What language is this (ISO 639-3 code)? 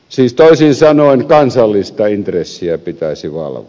fin